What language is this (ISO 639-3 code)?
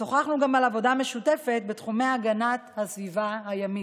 heb